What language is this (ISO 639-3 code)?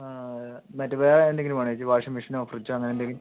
mal